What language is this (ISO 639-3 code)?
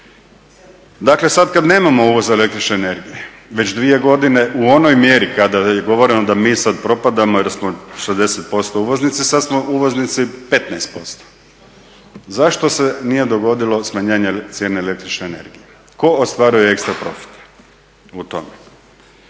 hrv